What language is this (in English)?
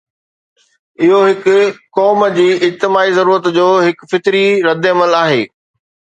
Sindhi